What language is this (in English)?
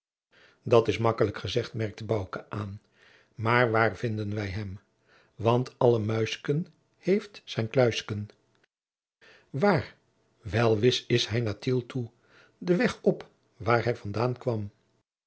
Dutch